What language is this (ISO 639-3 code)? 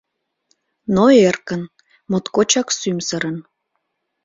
chm